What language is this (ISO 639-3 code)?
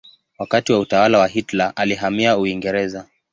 swa